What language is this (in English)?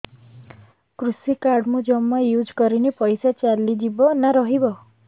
Odia